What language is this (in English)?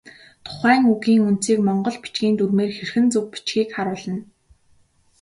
Mongolian